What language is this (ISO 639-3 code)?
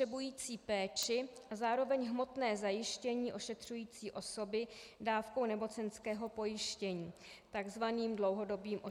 ces